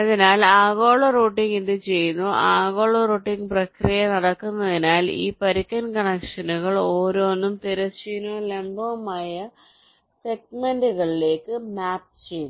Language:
Malayalam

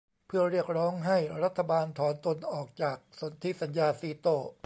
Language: Thai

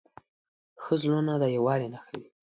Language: Pashto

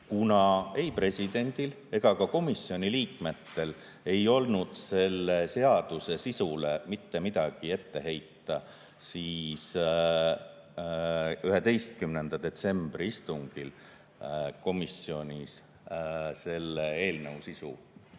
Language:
Estonian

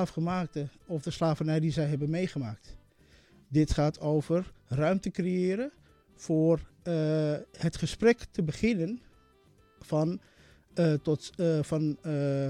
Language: Dutch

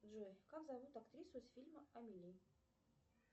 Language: Russian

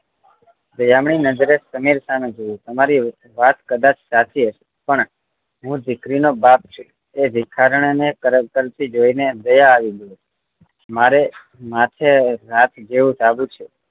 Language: Gujarati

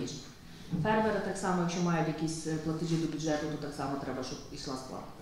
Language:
Ukrainian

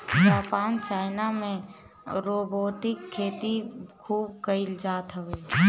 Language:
Bhojpuri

